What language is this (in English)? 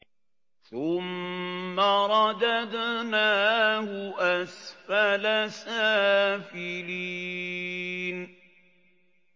Arabic